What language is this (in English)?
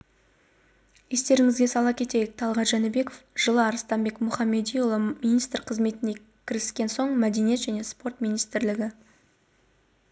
Kazakh